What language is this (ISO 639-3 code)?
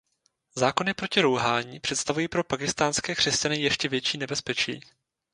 ces